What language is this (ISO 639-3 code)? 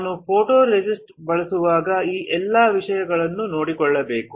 kan